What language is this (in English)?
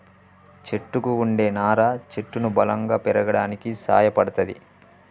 Telugu